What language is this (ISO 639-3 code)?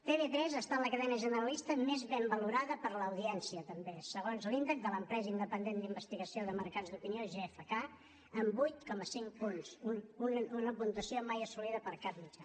cat